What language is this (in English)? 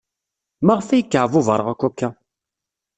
Kabyle